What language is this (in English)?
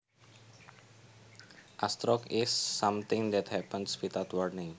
Javanese